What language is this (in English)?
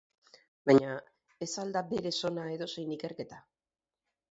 Basque